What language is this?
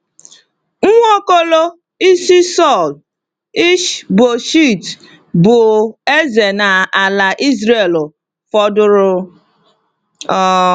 Igbo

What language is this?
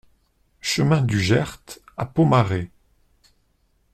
French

